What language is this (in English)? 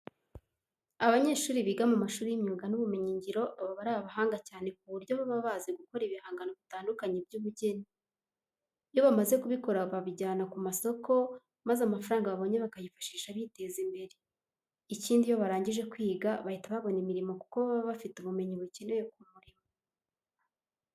Kinyarwanda